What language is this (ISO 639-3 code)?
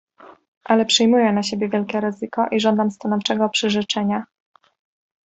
pol